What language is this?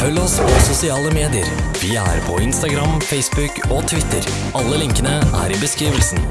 Norwegian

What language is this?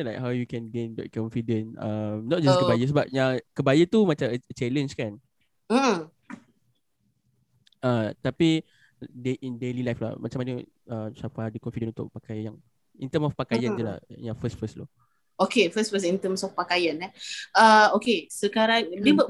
Malay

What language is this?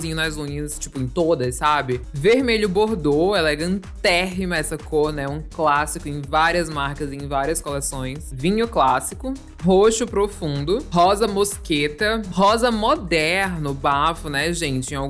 Portuguese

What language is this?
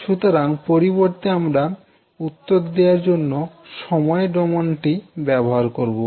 Bangla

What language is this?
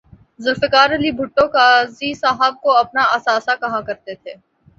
Urdu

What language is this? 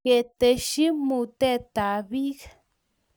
Kalenjin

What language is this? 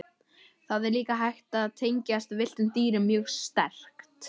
Icelandic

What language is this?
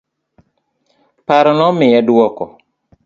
Luo (Kenya and Tanzania)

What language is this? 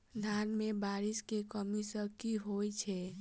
Maithili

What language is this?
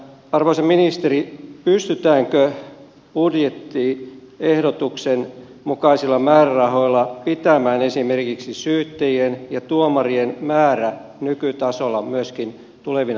Finnish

